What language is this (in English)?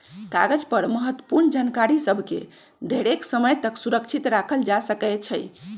Magahi